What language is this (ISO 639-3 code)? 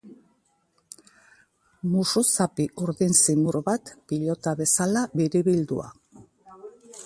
eus